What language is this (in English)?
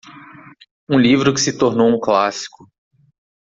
Portuguese